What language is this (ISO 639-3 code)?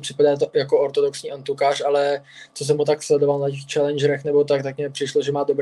ces